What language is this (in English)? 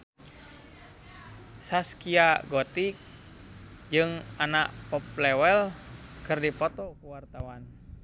Sundanese